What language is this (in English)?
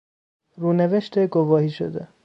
Persian